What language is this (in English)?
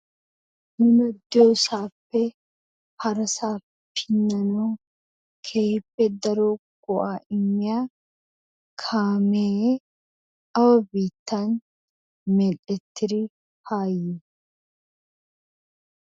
Wolaytta